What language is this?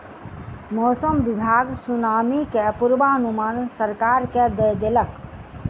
Maithili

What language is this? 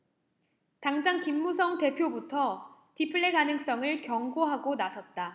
Korean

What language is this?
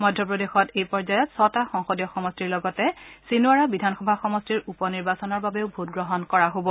Assamese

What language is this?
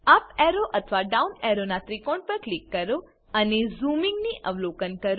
Gujarati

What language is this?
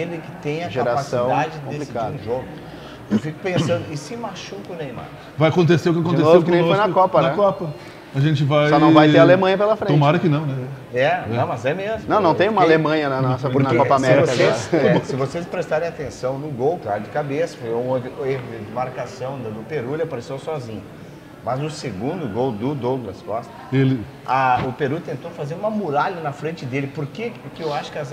Portuguese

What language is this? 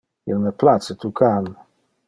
Interlingua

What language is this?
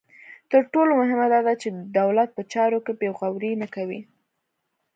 Pashto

